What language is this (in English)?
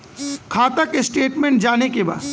Bhojpuri